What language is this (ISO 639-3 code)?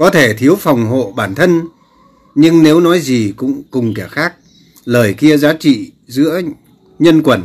vie